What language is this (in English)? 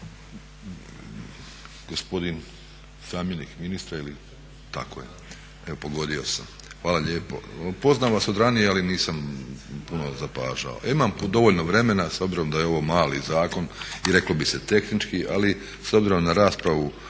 Croatian